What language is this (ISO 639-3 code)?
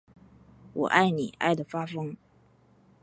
zho